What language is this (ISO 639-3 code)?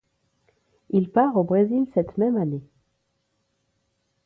fra